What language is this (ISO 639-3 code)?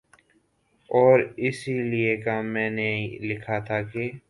urd